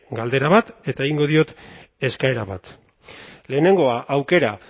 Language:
Basque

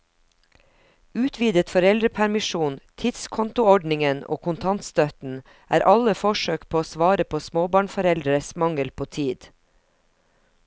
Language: Norwegian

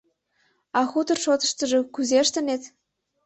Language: Mari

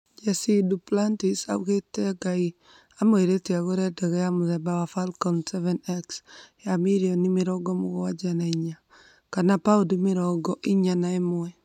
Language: Kikuyu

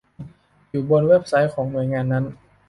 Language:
Thai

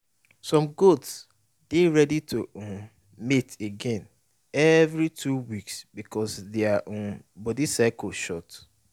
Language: Nigerian Pidgin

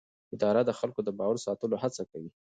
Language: Pashto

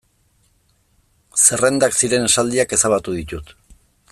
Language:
Basque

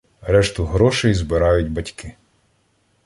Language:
Ukrainian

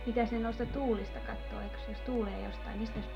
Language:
Finnish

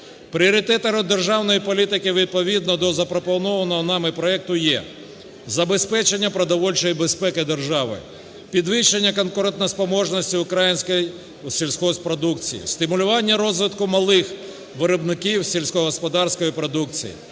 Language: Ukrainian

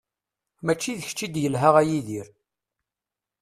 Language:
Kabyle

